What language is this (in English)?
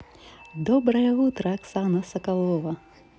Russian